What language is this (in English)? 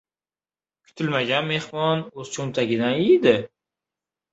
Uzbek